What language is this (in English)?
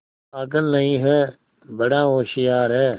Hindi